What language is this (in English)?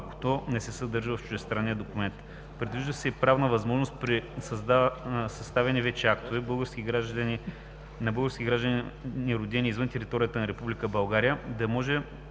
Bulgarian